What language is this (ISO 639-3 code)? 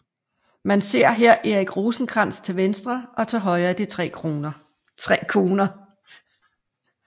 dan